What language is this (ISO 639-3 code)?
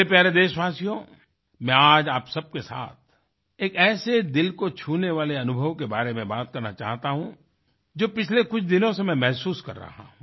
hin